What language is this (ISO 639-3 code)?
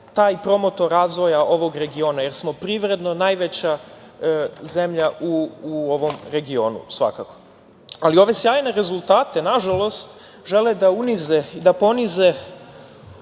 srp